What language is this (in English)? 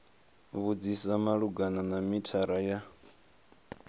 Venda